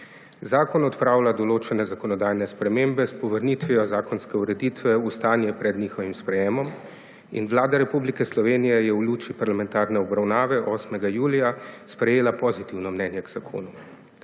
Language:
Slovenian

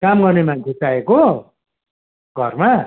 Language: Nepali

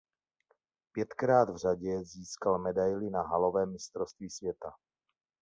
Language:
Czech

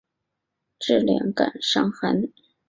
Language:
Chinese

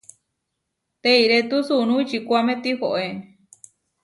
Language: Huarijio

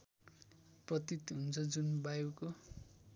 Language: Nepali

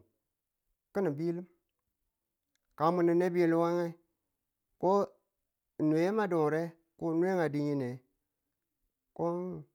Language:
Tula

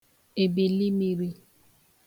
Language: Igbo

